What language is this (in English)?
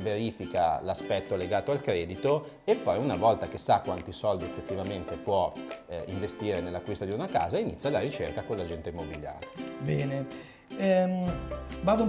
Italian